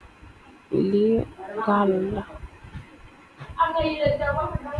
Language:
Wolof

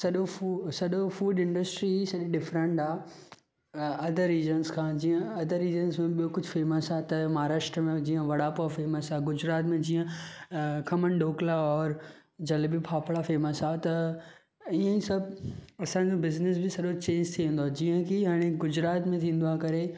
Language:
Sindhi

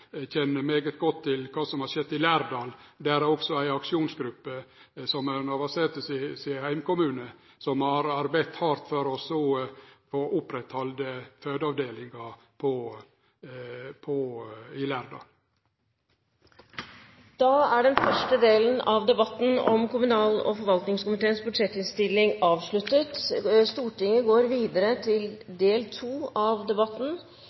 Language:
Norwegian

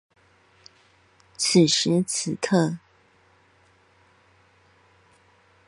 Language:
Chinese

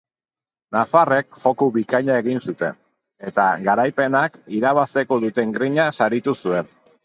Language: Basque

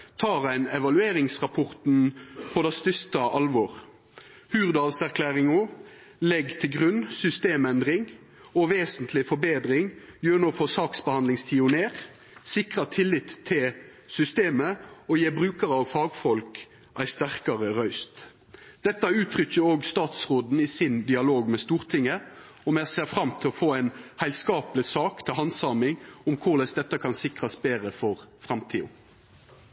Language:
Norwegian Nynorsk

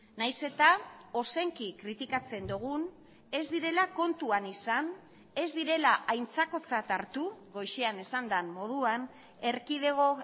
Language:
Basque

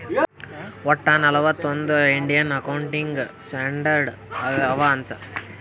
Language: Kannada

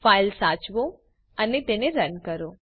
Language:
Gujarati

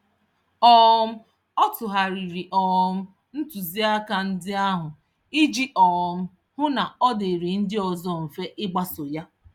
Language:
Igbo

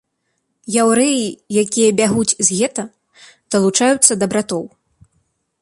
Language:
Belarusian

